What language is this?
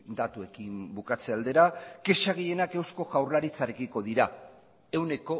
Basque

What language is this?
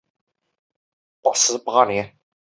Chinese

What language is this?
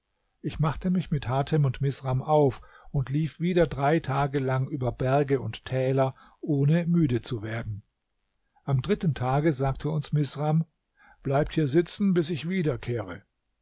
German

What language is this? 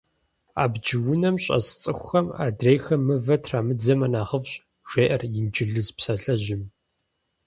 Kabardian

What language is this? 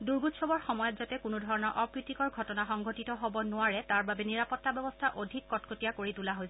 Assamese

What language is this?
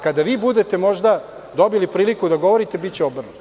Serbian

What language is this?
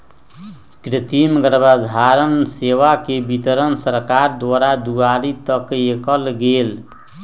Magahi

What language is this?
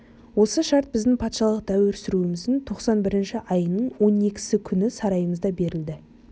Kazakh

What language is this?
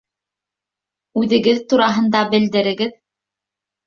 Bashkir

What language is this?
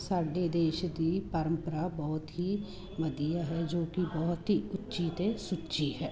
Punjabi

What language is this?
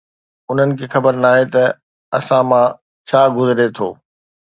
Sindhi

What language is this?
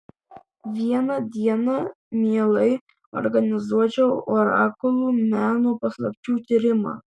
Lithuanian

